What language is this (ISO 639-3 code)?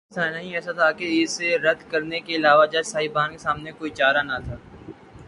urd